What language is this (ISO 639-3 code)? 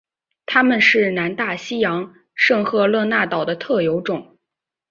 zho